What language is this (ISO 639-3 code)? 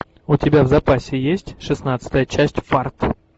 rus